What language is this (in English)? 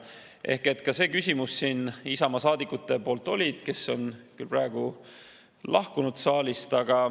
Estonian